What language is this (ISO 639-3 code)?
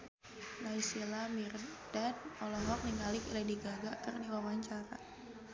sun